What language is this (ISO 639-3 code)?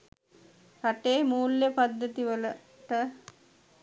sin